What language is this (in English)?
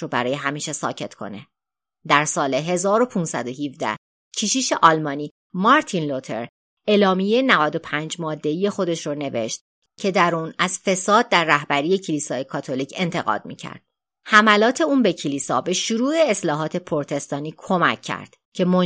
Persian